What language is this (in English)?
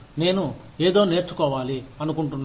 Telugu